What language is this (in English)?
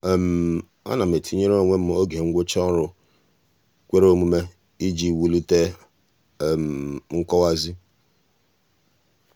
Igbo